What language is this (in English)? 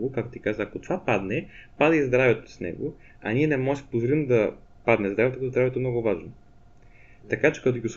Bulgarian